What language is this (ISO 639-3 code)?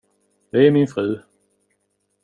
swe